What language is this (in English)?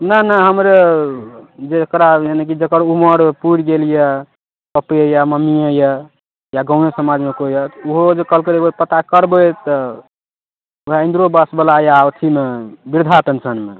Maithili